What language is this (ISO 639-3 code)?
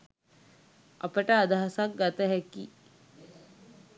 sin